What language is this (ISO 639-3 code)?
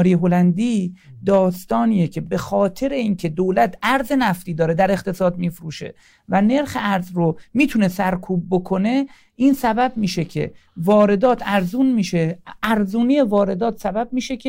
fas